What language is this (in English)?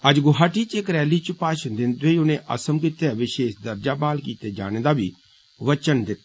Dogri